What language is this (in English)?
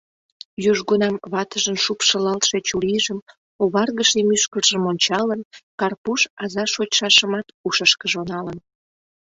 Mari